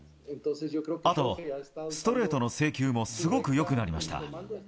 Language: Japanese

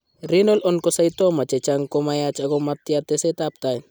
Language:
Kalenjin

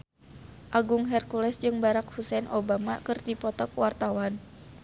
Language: Sundanese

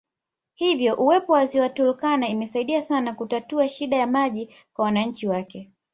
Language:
Swahili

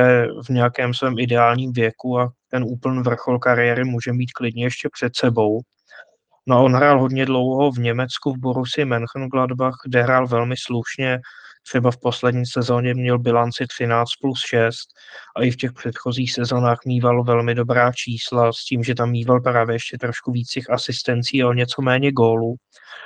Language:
Czech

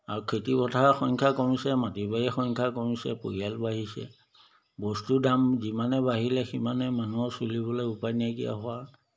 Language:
Assamese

